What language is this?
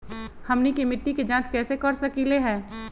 Magahi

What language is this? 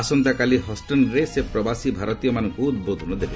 Odia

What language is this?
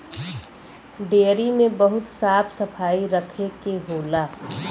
Bhojpuri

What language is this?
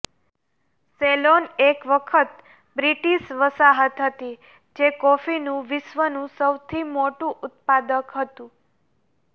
Gujarati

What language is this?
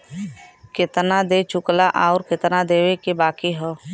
Bhojpuri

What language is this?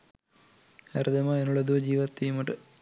Sinhala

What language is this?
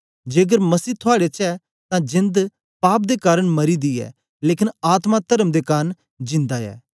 Dogri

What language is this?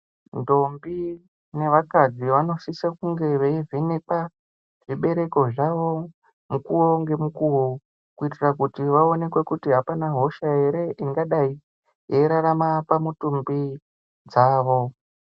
Ndau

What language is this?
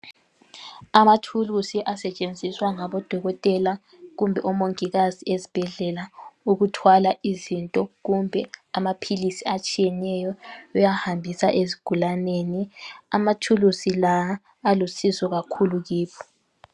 North Ndebele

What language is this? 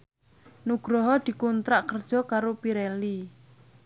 Javanese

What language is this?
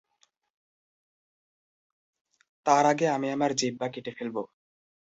Bangla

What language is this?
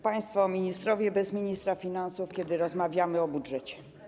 Polish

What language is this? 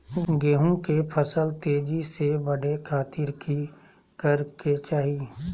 Magahi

